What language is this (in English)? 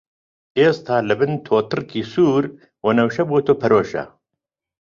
Central Kurdish